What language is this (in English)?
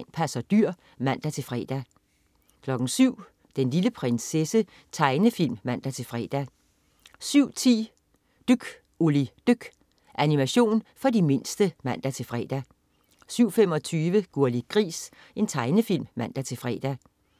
Danish